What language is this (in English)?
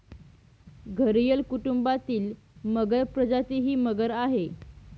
Marathi